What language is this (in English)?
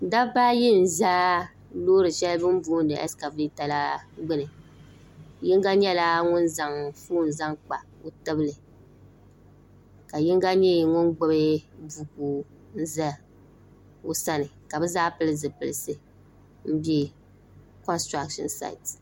Dagbani